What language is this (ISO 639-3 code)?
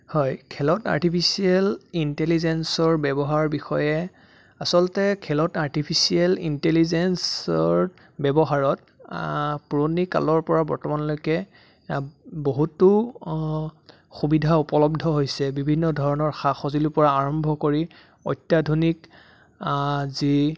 asm